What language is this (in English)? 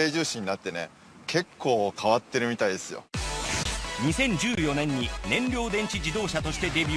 Japanese